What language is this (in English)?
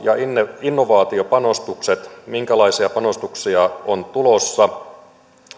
Finnish